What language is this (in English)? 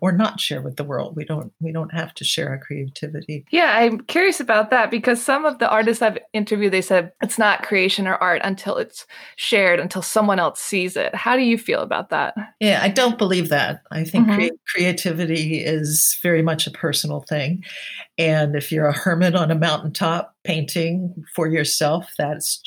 English